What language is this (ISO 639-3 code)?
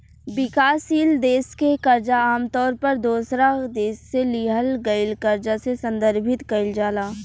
bho